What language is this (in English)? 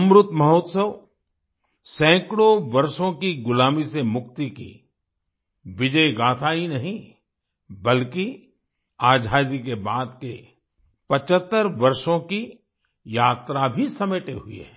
Hindi